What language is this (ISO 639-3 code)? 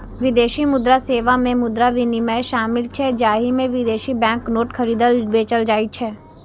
mai